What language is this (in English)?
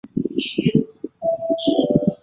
Chinese